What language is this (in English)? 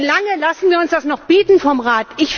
German